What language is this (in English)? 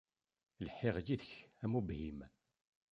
Kabyle